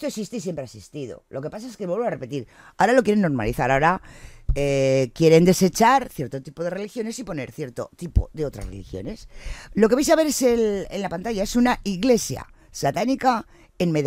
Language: Spanish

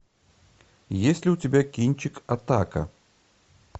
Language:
Russian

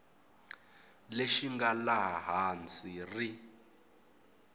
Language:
Tsonga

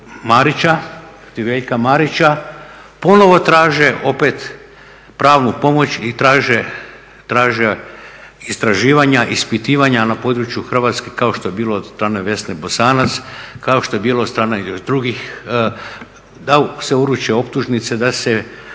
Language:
Croatian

